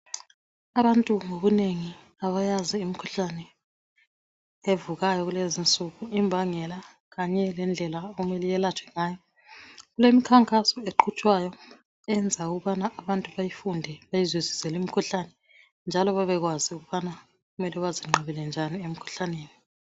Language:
North Ndebele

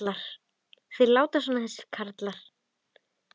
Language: Icelandic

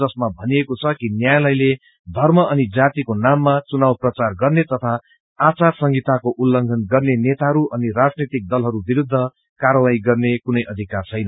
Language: Nepali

